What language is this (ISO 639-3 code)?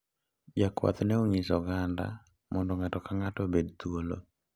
luo